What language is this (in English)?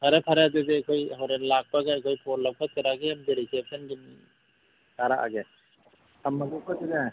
Manipuri